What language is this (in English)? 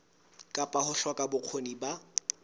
Southern Sotho